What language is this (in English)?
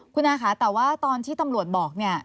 Thai